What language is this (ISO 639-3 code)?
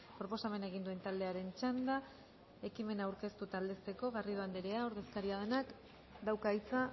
eus